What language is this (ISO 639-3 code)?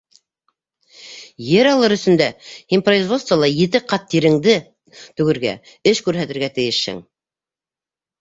bak